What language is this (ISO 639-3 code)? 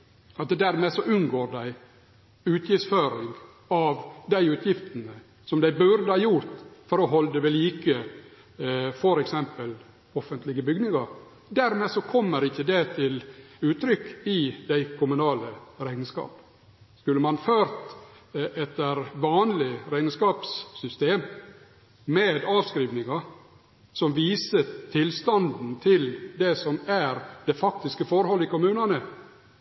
nno